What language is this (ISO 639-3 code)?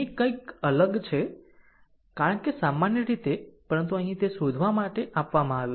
guj